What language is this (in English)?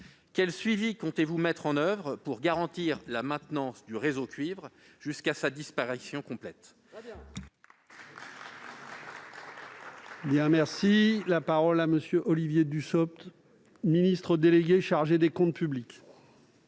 French